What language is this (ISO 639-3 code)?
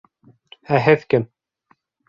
bak